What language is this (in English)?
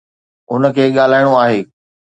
Sindhi